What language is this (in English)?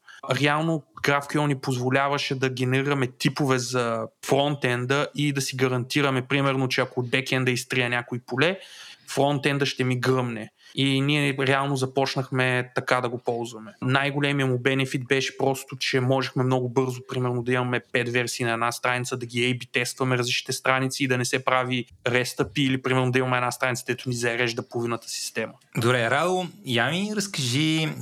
Bulgarian